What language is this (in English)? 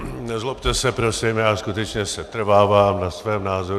Czech